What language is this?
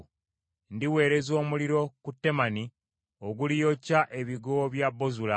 Ganda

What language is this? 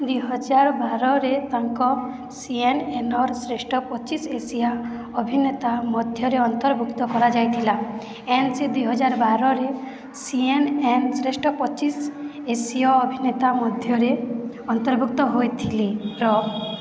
Odia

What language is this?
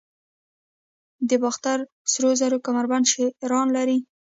Pashto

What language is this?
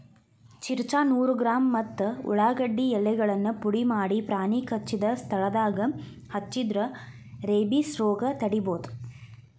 Kannada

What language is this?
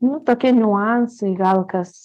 Lithuanian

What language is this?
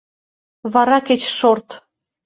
Mari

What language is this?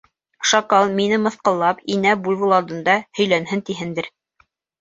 Bashkir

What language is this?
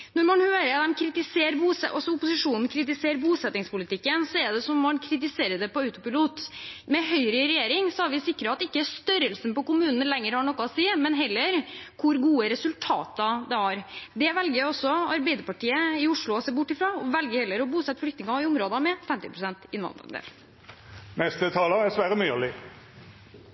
Norwegian Bokmål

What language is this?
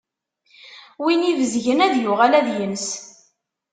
Kabyle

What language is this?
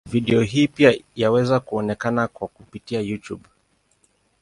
Swahili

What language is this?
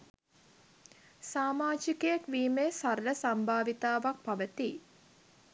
Sinhala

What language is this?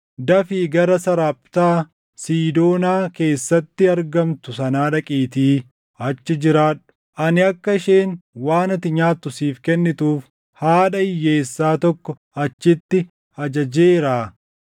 Oromo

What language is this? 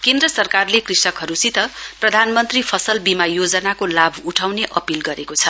Nepali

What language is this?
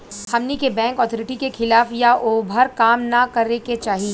Bhojpuri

